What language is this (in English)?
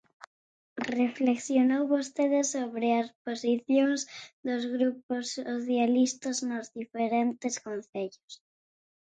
Galician